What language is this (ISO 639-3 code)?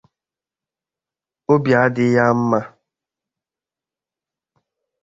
ibo